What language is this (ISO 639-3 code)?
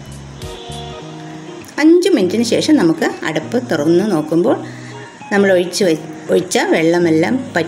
mal